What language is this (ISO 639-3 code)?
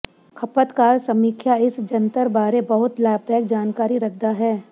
pan